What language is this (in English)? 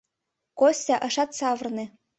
Mari